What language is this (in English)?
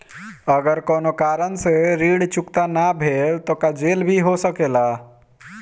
Bhojpuri